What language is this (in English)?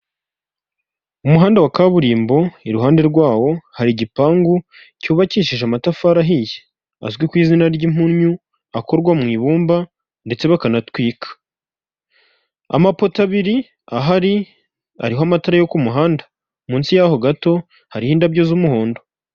Kinyarwanda